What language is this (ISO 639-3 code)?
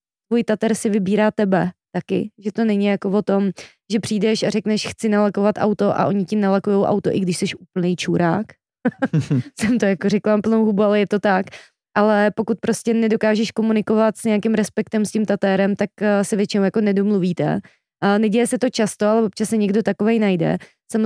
ces